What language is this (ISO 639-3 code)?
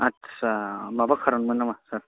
brx